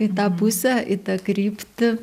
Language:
Lithuanian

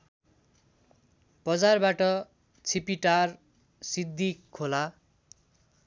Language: Nepali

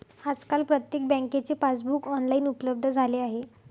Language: Marathi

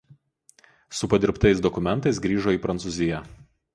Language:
Lithuanian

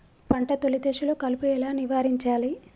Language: Telugu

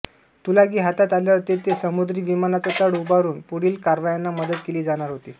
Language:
Marathi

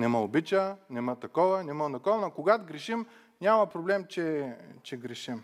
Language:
Bulgarian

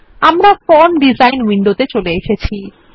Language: Bangla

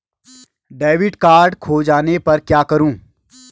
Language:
Hindi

